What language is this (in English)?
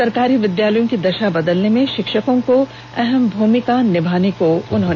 Hindi